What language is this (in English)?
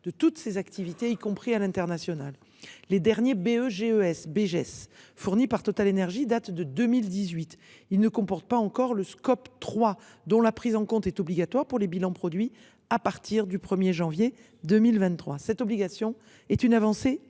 French